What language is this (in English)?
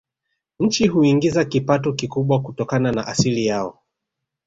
Swahili